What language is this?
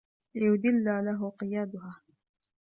Arabic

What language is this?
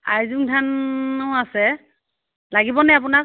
Assamese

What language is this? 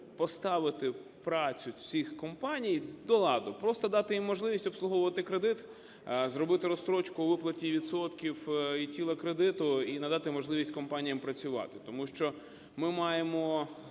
Ukrainian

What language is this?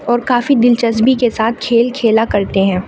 Urdu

